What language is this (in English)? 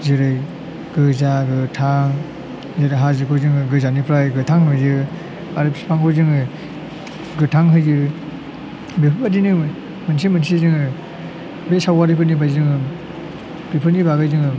Bodo